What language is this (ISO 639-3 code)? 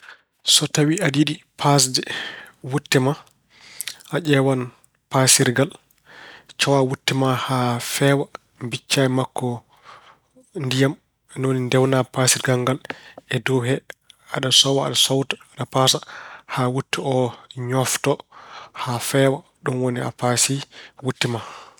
ful